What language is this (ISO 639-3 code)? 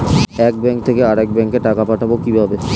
ben